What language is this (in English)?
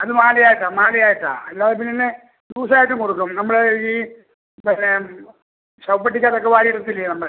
Malayalam